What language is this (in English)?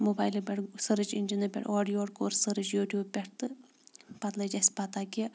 Kashmiri